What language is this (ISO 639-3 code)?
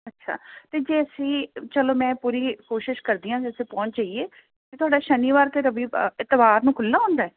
pan